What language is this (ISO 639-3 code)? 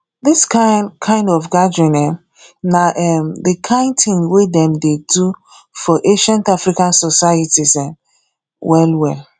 pcm